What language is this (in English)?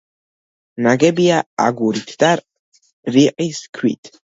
Georgian